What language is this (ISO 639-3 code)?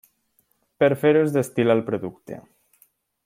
cat